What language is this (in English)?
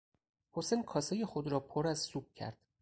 Persian